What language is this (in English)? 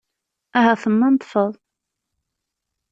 Kabyle